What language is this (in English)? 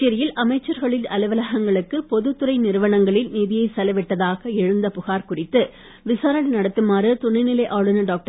Tamil